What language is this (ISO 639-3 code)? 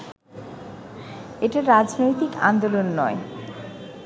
ben